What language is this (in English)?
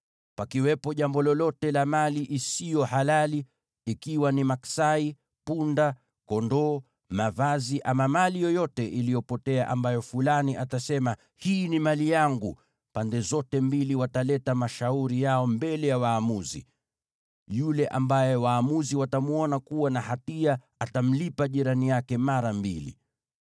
Swahili